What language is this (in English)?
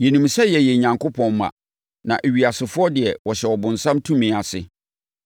Akan